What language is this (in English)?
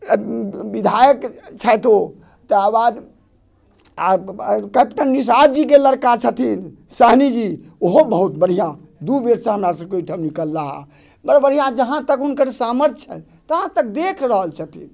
Maithili